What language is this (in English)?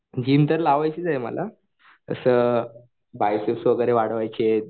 Marathi